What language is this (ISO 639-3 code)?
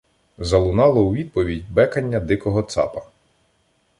ukr